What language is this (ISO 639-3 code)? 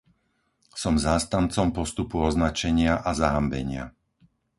slk